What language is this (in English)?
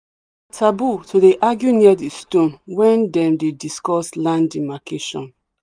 Nigerian Pidgin